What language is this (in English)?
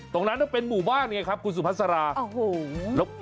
Thai